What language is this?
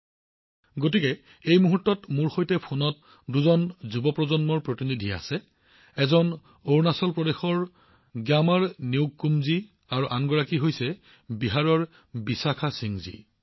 Assamese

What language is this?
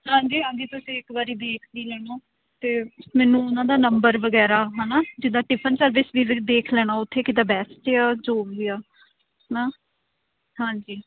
Punjabi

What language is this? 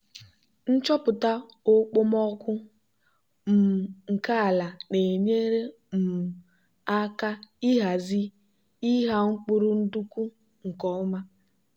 Igbo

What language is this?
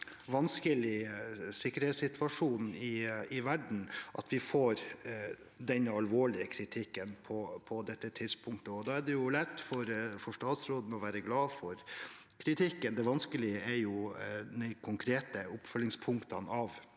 Norwegian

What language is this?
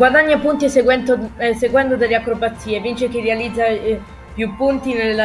Italian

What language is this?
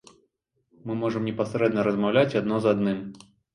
Belarusian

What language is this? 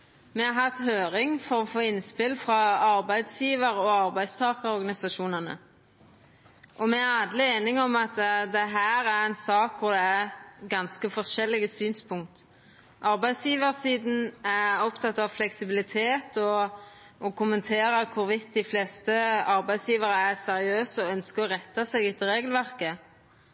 Norwegian Nynorsk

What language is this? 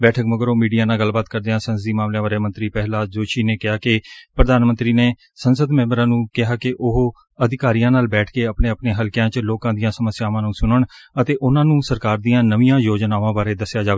Punjabi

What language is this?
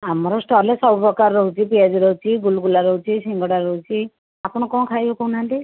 Odia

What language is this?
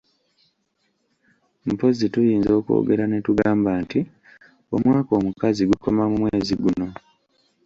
Ganda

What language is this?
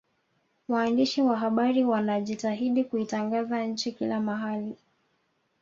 Swahili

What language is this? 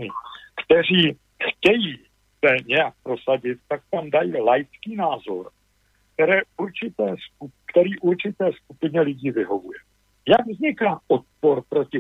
Czech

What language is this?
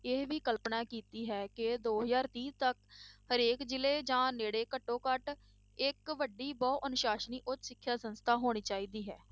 Punjabi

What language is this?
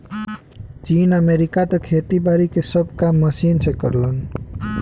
Bhojpuri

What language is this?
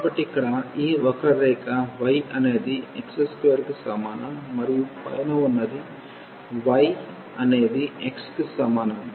Telugu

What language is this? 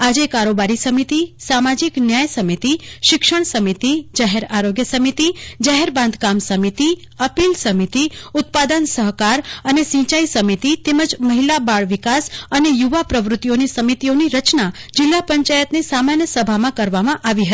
Gujarati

